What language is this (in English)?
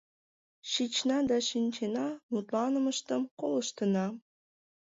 Mari